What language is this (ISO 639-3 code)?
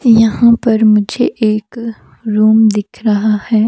hin